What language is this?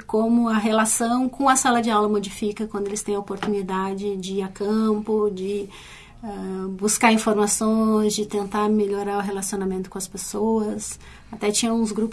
Portuguese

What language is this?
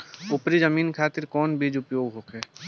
Bhojpuri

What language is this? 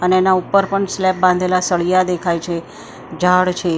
Gujarati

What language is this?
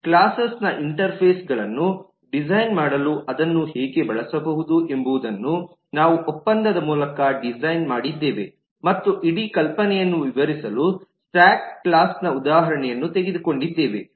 Kannada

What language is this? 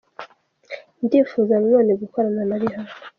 Kinyarwanda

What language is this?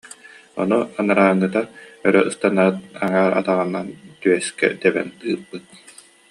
Yakut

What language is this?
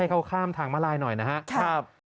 Thai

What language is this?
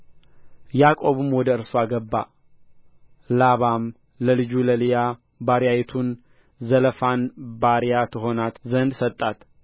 Amharic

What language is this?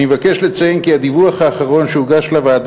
Hebrew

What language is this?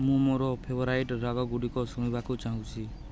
Odia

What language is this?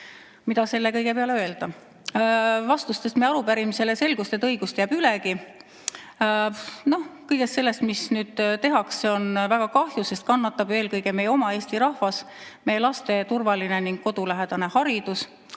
Estonian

